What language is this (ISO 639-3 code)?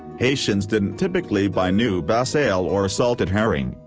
eng